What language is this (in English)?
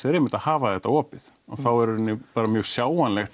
Icelandic